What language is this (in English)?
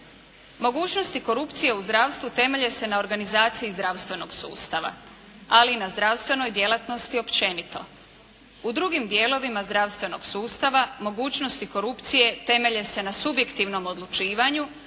Croatian